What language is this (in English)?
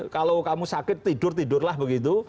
Indonesian